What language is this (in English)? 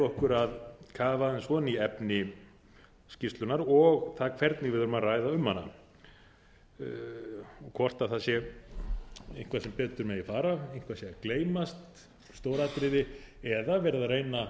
Icelandic